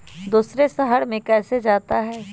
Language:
Magahi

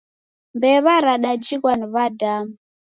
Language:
Taita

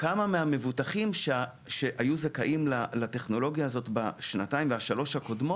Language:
Hebrew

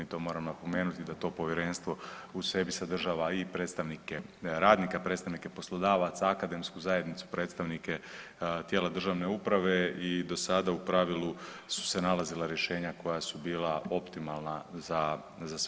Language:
Croatian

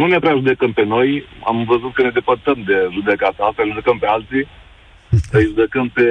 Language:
Romanian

